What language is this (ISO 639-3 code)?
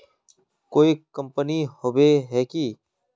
mag